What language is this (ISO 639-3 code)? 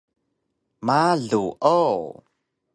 trv